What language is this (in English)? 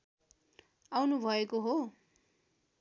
Nepali